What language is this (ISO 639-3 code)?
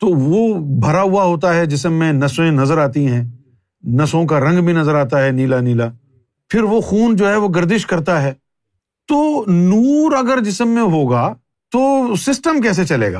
urd